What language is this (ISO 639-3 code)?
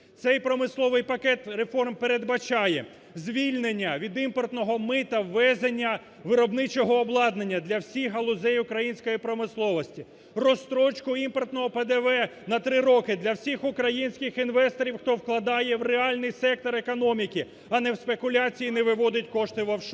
ukr